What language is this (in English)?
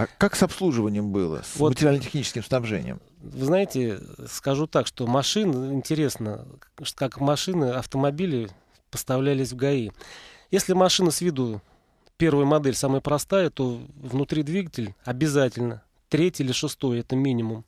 Russian